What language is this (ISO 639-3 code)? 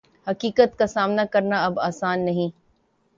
urd